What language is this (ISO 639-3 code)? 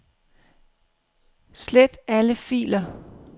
dan